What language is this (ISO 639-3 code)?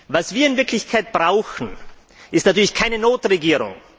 deu